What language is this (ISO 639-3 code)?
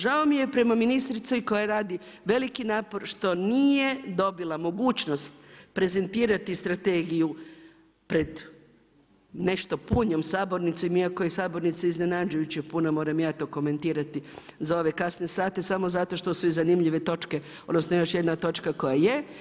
hrv